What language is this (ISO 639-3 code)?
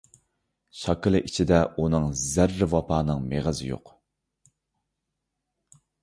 uig